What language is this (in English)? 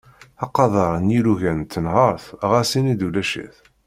Kabyle